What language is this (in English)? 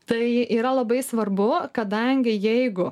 Lithuanian